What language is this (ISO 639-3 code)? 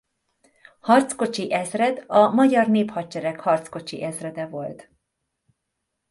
hun